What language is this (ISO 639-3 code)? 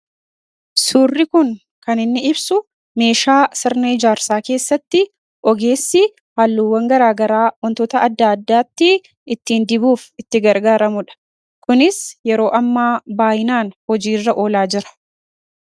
orm